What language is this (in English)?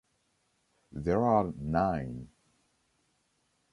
English